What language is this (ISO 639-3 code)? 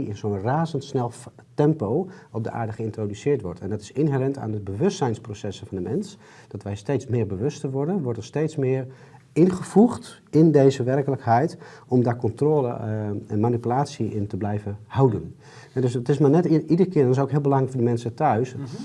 nld